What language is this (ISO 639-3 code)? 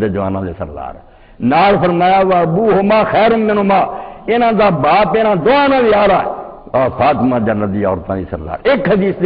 ara